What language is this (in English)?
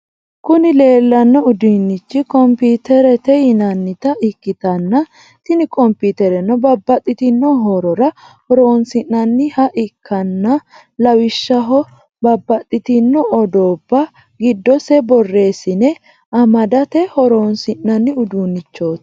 Sidamo